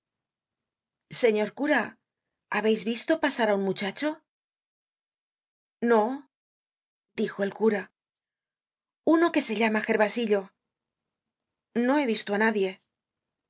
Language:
Spanish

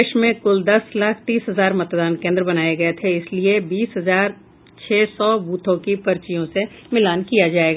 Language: Hindi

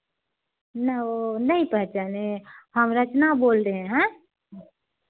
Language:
Hindi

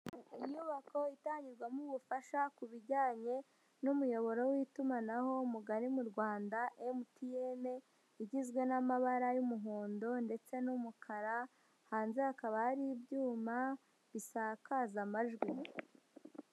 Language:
Kinyarwanda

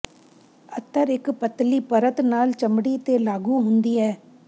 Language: Punjabi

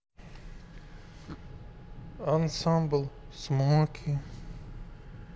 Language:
Russian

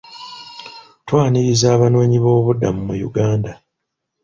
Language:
Ganda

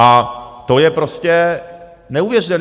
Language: Czech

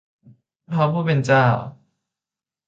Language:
Thai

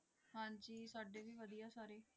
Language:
Punjabi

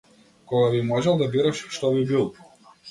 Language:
Macedonian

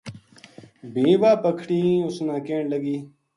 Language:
Gujari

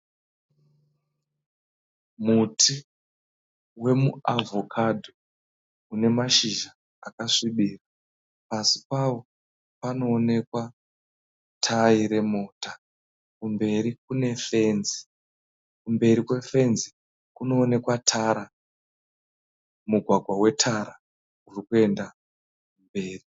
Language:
Shona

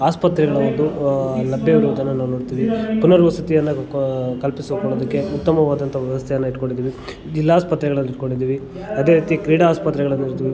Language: Kannada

